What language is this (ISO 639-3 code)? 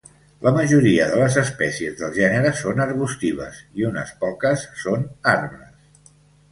cat